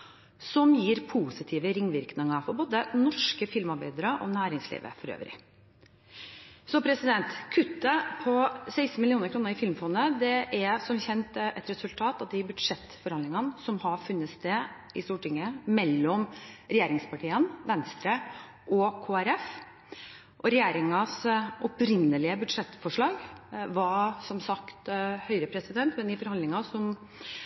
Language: Norwegian Bokmål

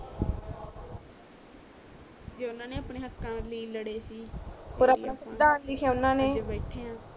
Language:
Punjabi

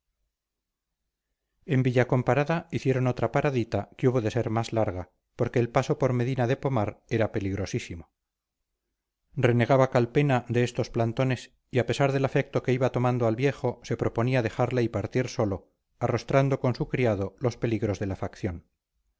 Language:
Spanish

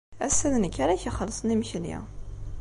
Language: Kabyle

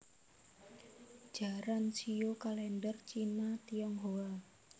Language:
Javanese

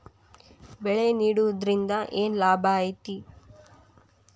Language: Kannada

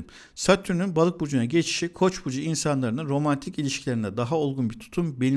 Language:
Turkish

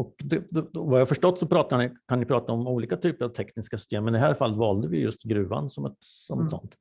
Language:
Swedish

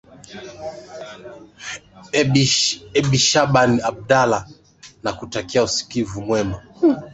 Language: Swahili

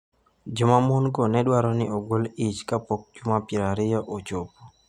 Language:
Luo (Kenya and Tanzania)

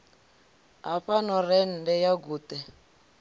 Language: Venda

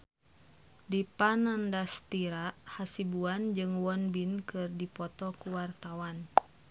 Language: Sundanese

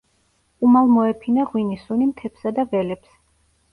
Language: Georgian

